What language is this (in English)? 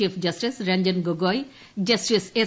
Malayalam